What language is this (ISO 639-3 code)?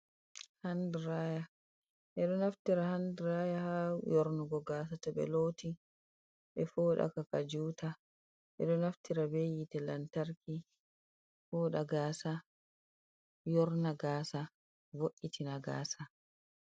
ful